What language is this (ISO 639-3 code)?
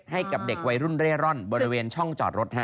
tha